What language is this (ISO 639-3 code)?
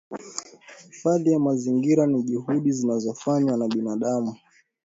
swa